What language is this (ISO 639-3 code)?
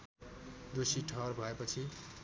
nep